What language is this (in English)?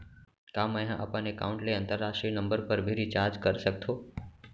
Chhattisgarhi